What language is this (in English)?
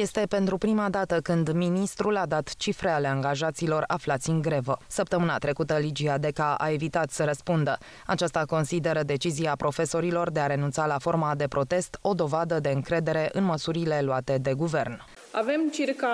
Romanian